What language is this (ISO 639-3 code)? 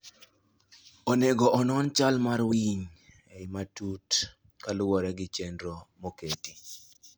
luo